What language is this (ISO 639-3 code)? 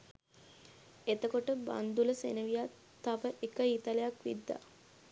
sin